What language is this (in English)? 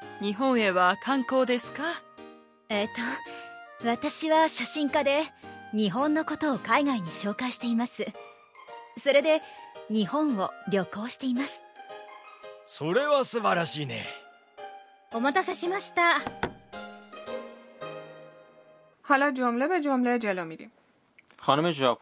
Persian